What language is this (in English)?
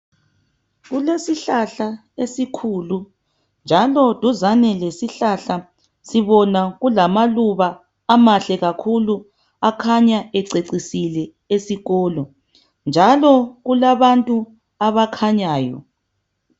North Ndebele